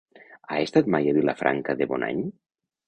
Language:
Catalan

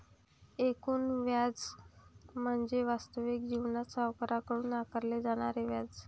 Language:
Marathi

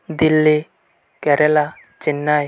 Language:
Santali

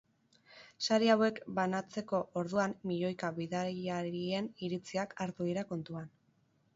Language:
Basque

